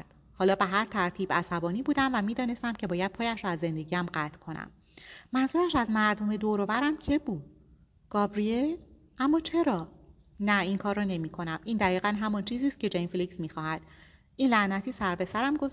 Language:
Persian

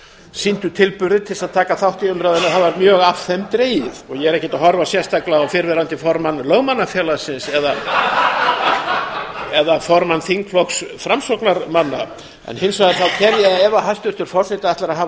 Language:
Icelandic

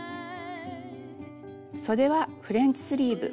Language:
Japanese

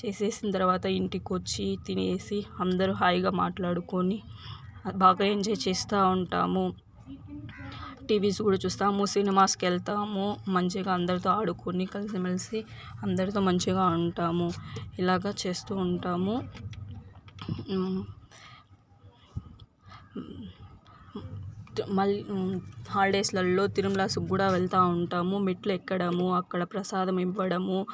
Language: Telugu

